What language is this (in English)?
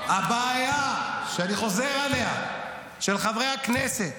Hebrew